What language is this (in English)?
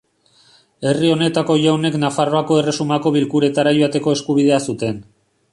Basque